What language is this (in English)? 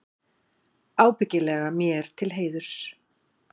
Icelandic